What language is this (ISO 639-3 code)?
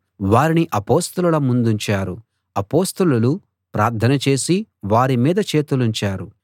tel